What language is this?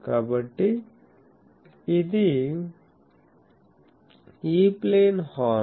Telugu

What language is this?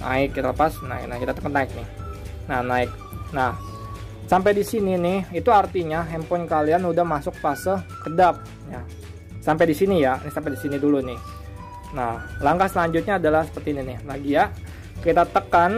Indonesian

